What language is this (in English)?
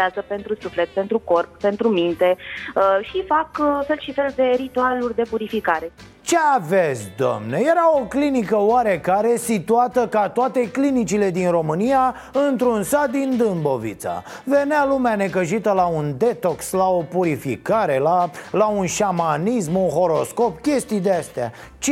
Romanian